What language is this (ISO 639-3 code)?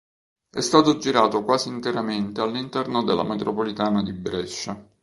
ita